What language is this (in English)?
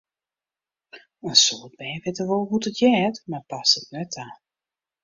Western Frisian